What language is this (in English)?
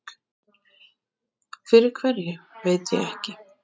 Icelandic